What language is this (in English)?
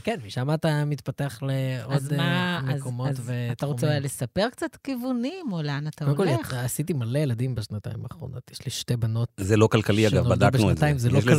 Hebrew